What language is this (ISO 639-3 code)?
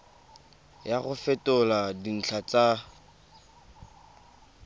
tsn